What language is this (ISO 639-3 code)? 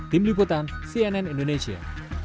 ind